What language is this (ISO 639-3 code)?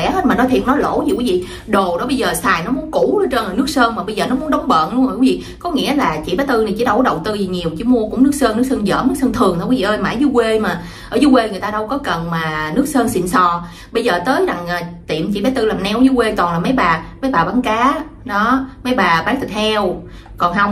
vie